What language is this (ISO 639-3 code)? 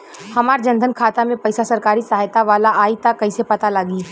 bho